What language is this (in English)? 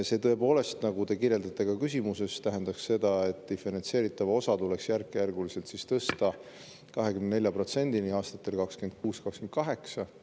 Estonian